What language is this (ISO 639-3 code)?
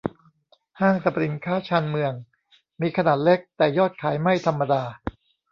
tha